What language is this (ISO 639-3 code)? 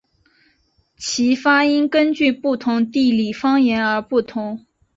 zho